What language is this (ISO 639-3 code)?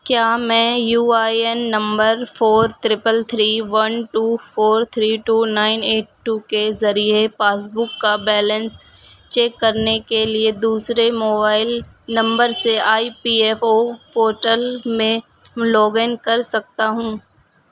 urd